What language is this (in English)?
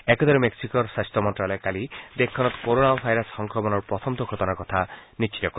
Assamese